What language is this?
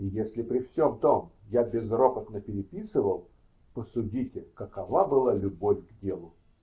Russian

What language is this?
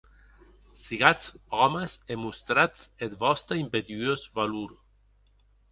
Occitan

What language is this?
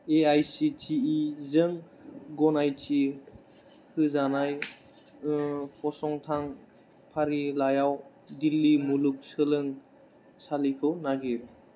Bodo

